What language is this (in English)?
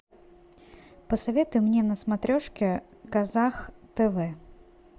Russian